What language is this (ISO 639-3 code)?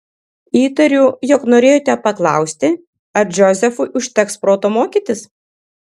lit